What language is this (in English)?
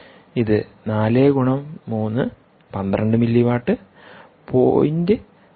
Malayalam